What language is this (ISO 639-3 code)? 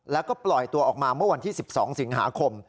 tha